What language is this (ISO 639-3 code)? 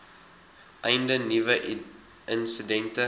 afr